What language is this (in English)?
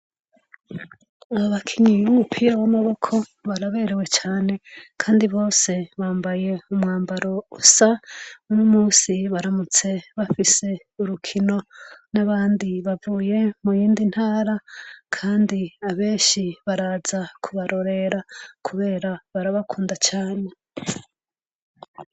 Rundi